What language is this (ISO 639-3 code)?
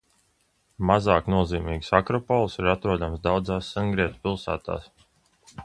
lav